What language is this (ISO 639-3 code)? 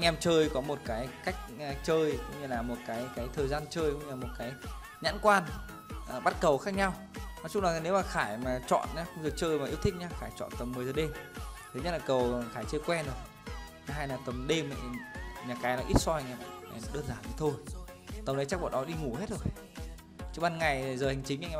vie